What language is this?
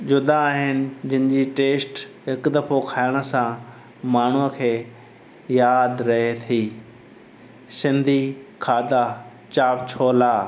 Sindhi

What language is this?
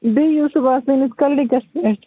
Kashmiri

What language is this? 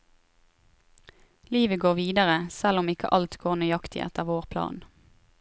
Norwegian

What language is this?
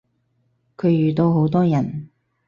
Cantonese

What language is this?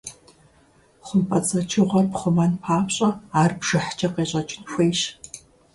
Kabardian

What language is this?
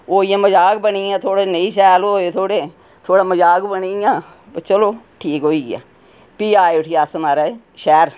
Dogri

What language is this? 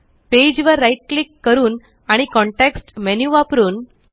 Marathi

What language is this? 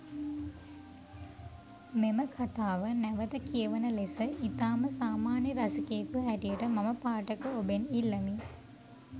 Sinhala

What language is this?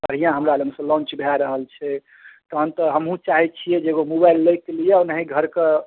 Maithili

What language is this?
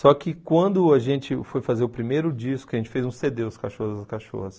Portuguese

